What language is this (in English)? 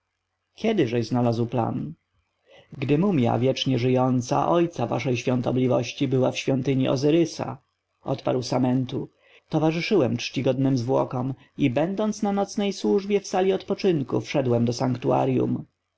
Polish